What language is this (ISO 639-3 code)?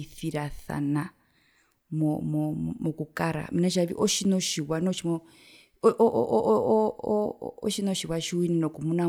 her